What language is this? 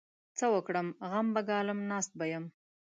Pashto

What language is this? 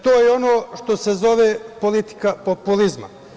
Serbian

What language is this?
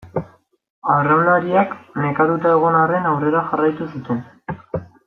Basque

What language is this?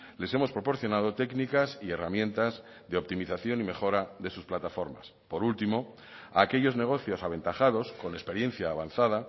Spanish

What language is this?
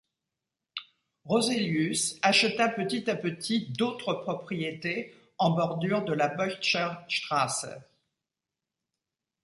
French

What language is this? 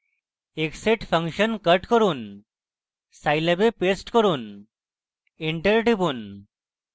Bangla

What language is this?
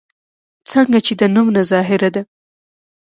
Pashto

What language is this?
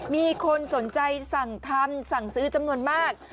Thai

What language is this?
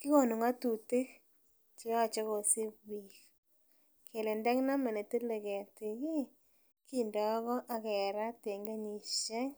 Kalenjin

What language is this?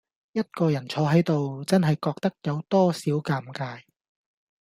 Cantonese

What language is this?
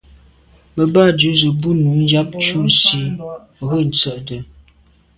Medumba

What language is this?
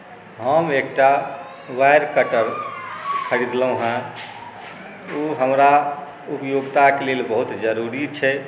Maithili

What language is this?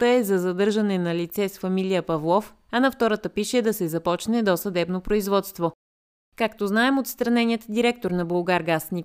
Bulgarian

